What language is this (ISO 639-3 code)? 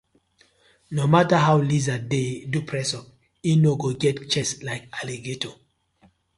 pcm